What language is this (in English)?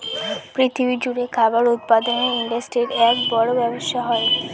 Bangla